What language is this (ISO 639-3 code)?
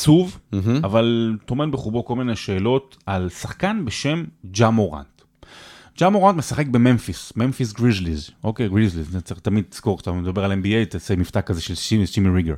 heb